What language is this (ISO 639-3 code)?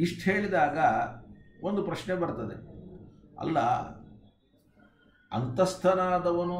kan